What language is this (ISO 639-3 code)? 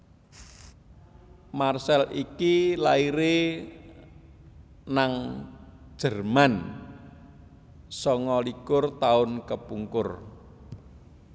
jav